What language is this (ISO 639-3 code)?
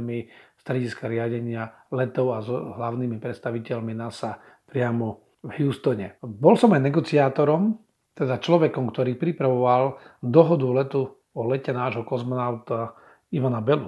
slk